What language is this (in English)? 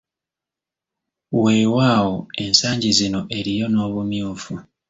Ganda